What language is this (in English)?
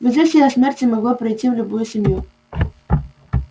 Russian